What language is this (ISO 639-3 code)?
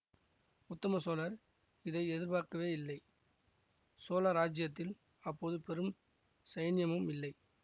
tam